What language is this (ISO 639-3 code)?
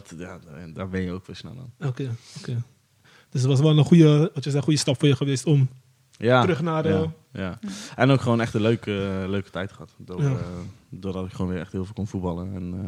nld